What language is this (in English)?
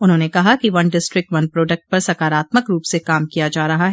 Hindi